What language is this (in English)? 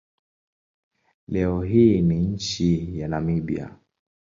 Swahili